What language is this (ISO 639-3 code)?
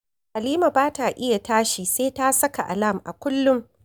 hau